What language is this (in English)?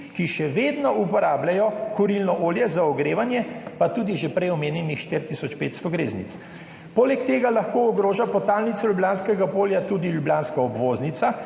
Slovenian